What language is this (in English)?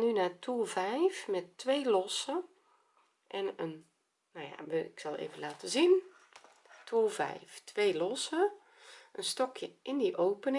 Dutch